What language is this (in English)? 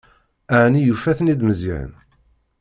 Kabyle